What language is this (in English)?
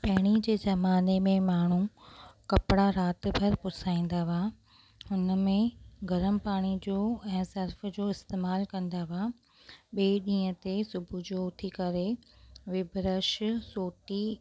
Sindhi